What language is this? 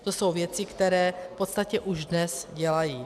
Czech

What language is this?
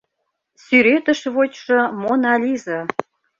Mari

